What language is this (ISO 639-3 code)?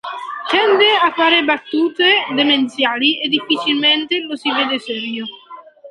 ita